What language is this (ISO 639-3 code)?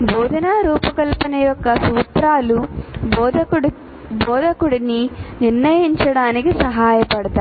tel